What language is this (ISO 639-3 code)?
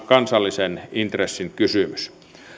fin